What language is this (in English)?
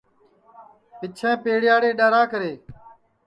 Sansi